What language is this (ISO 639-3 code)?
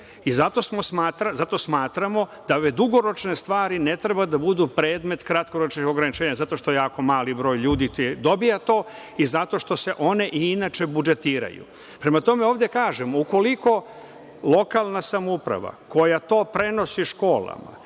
srp